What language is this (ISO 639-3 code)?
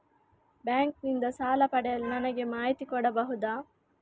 kan